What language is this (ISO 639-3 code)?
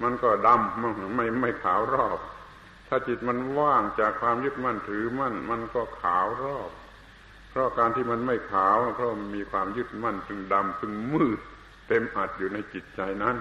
tha